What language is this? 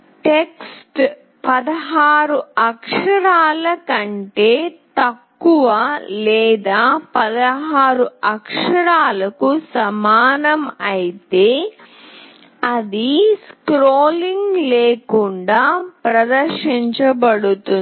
Telugu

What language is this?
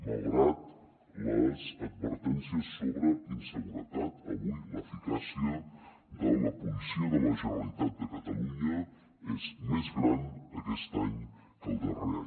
Catalan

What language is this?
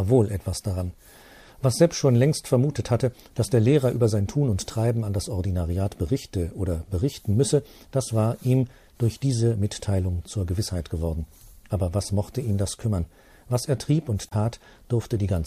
German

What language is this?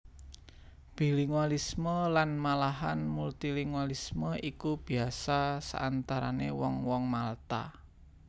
Javanese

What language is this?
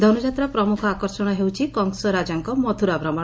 Odia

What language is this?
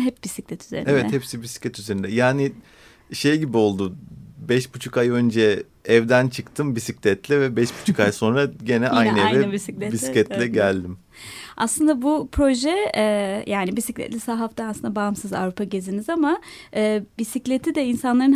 Turkish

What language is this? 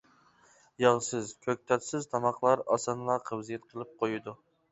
Uyghur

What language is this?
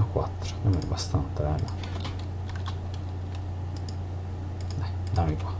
Italian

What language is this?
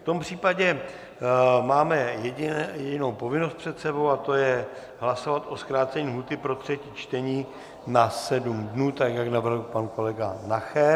Czech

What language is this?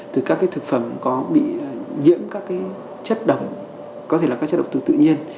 Vietnamese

